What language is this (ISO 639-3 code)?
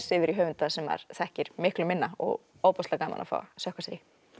isl